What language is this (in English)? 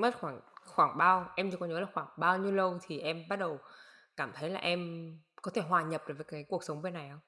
Vietnamese